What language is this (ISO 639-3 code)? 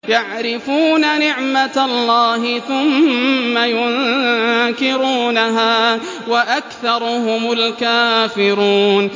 ara